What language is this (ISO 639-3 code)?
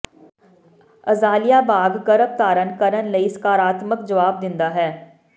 pan